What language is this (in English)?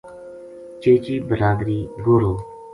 Gujari